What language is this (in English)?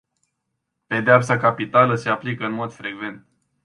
Romanian